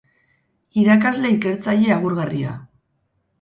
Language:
Basque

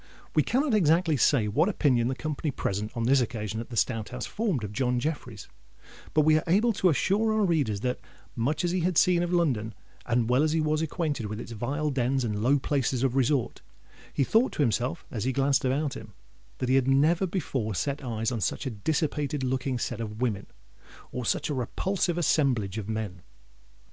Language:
English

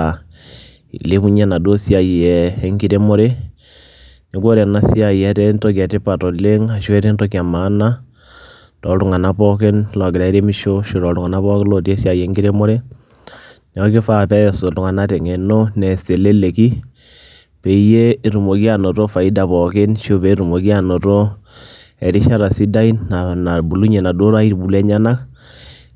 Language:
Masai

